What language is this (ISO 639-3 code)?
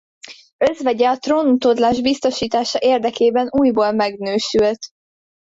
hun